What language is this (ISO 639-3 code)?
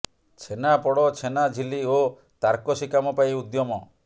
ori